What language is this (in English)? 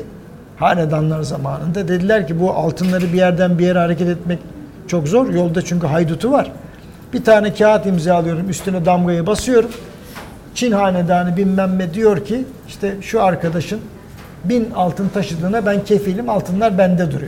Turkish